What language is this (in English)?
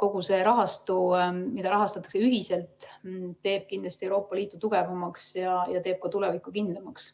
Estonian